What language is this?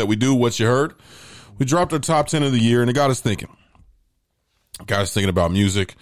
English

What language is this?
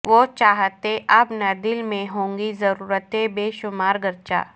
Urdu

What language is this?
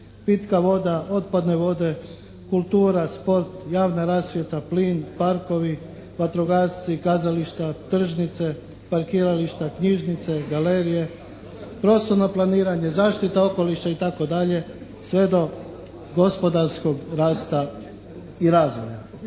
Croatian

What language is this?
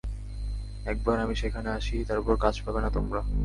Bangla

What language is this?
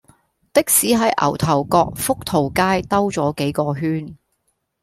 Cantonese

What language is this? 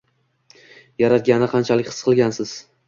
Uzbek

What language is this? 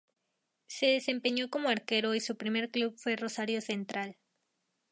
Spanish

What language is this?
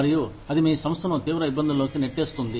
Telugu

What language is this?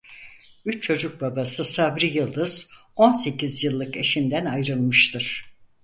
Turkish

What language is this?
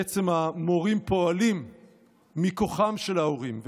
Hebrew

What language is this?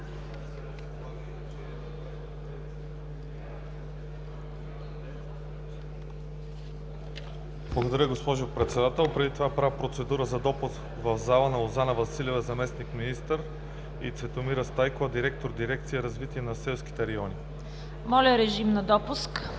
Bulgarian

